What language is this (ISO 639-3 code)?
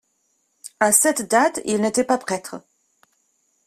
fra